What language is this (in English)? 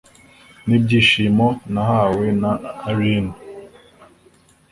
Kinyarwanda